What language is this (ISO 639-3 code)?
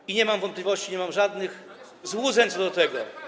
pol